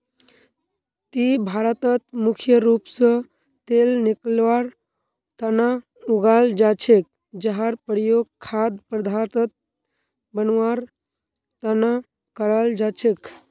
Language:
Magahi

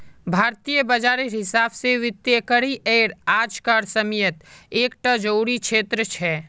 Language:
Magahi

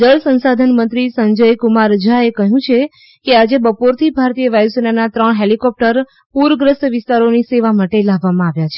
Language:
Gujarati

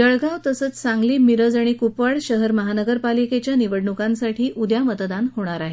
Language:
Marathi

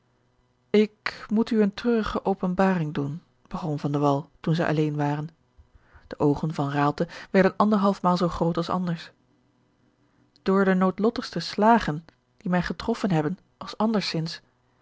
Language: Dutch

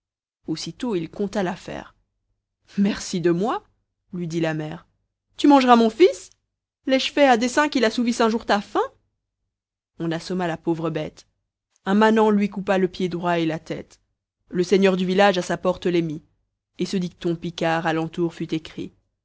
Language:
French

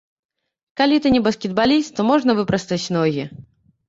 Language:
Belarusian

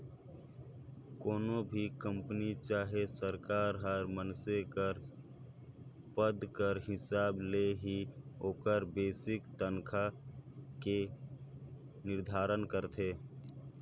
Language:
Chhattisgarhi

